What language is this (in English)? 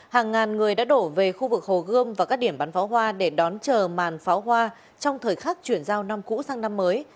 Vietnamese